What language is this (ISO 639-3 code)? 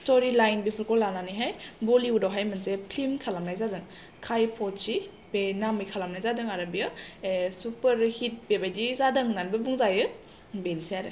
brx